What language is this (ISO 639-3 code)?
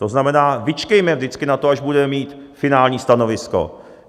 ces